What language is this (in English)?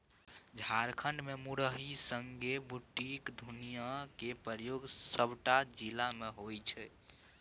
Maithili